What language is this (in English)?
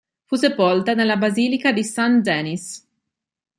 Italian